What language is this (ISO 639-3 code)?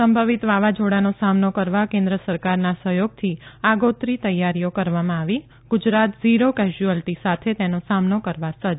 guj